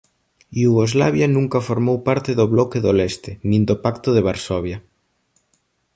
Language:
Galician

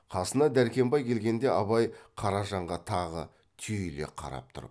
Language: Kazakh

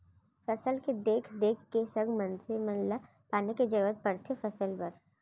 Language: Chhattisgarhi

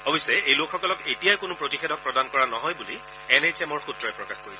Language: Assamese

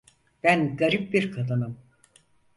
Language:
Turkish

